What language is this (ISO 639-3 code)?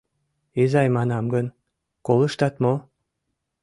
chm